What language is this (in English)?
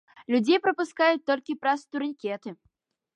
Belarusian